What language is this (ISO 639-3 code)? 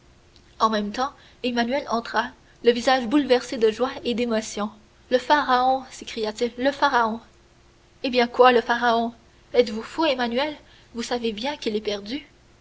fra